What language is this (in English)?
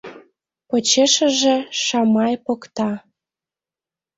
Mari